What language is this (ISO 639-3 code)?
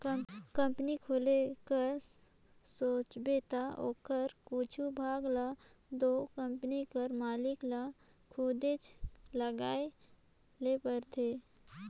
hne